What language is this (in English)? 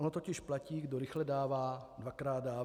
Czech